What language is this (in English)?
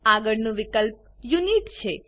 Gujarati